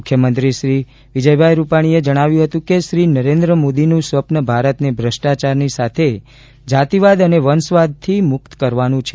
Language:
Gujarati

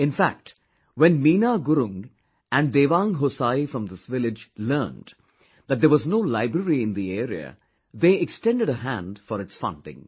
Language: English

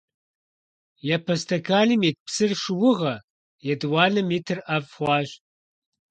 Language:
Kabardian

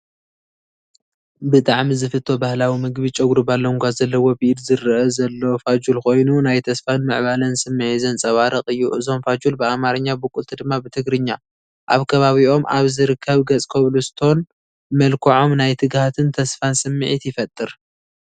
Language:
Tigrinya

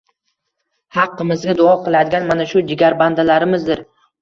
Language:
Uzbek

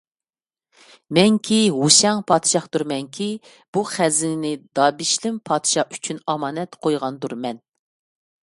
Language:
Uyghur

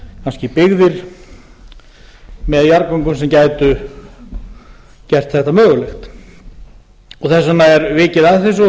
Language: Icelandic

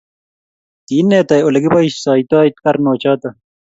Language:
Kalenjin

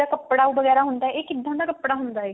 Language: Punjabi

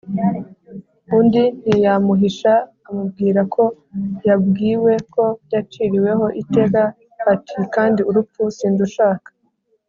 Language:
Kinyarwanda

